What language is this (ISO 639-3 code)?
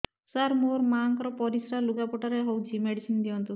ori